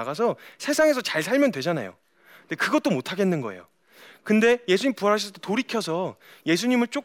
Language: Korean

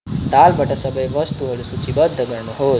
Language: Nepali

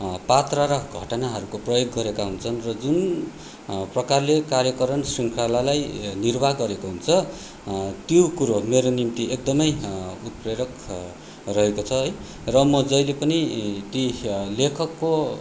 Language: Nepali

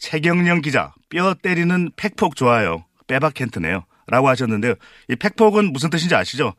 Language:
Korean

